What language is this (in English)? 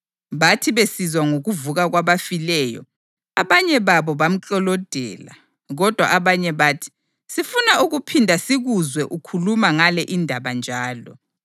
North Ndebele